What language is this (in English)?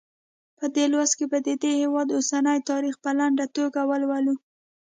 Pashto